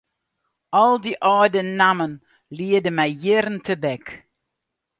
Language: Western Frisian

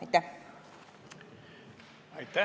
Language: Estonian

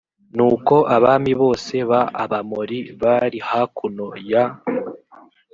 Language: Kinyarwanda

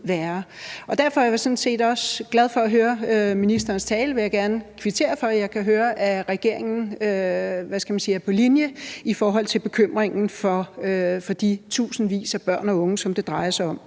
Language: Danish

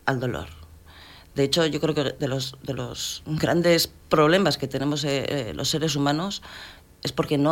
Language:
Spanish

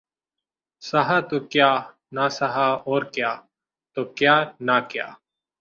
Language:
Urdu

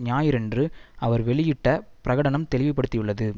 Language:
Tamil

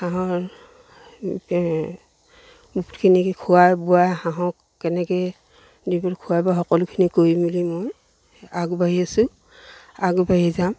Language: Assamese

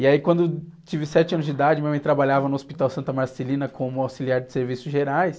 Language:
Portuguese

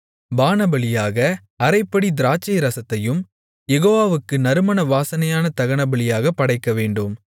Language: Tamil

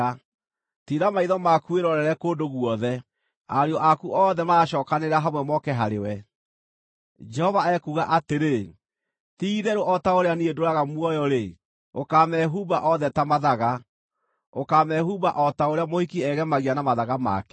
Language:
Kikuyu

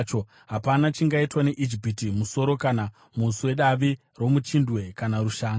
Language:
Shona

